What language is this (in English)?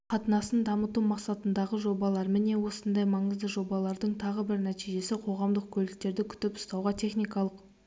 Kazakh